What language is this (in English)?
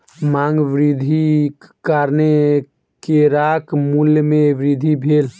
Maithili